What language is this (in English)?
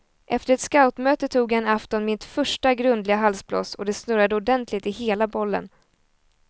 Swedish